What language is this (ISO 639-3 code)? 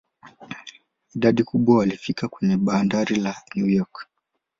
swa